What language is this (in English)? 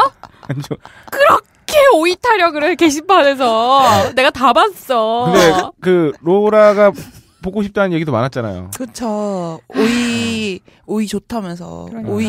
Korean